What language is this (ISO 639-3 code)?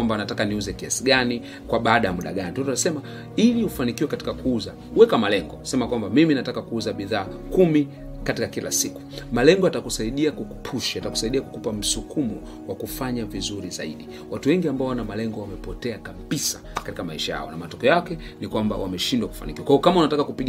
swa